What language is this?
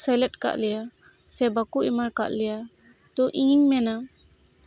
Santali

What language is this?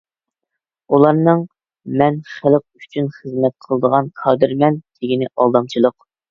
Uyghur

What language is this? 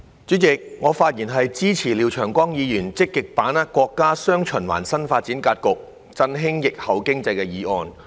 Cantonese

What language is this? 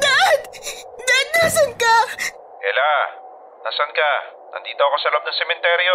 Filipino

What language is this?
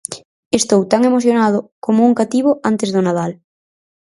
Galician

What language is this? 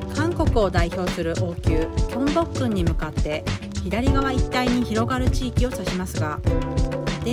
Japanese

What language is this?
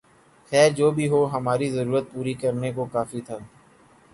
Urdu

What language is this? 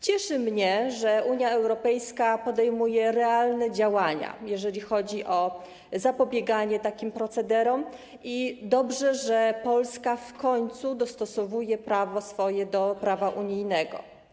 Polish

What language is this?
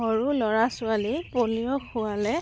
Assamese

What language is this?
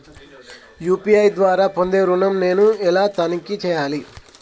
Telugu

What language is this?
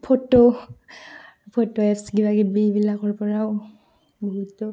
Assamese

